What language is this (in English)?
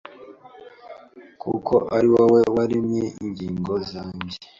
Kinyarwanda